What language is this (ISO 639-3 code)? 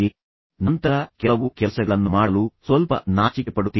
kan